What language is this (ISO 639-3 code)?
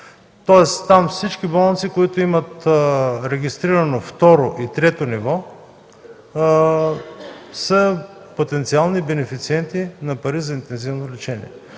bul